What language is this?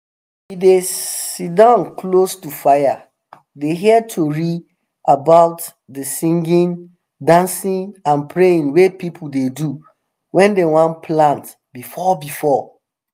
Nigerian Pidgin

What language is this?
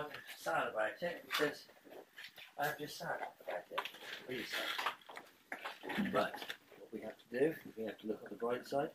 English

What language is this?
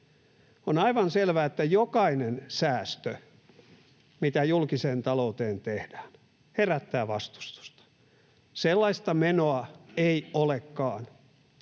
Finnish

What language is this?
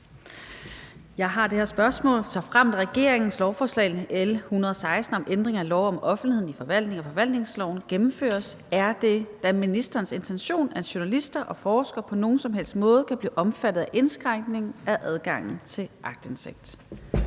Danish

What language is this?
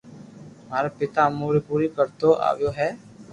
Loarki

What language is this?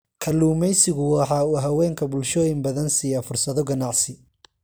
Somali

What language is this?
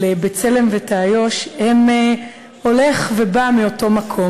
Hebrew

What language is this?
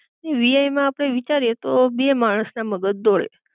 Gujarati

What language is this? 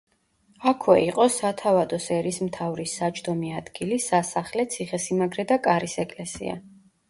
Georgian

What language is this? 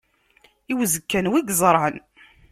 Kabyle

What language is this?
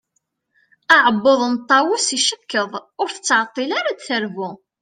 Kabyle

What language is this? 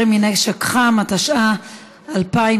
Hebrew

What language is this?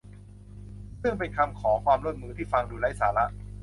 Thai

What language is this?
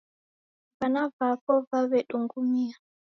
Taita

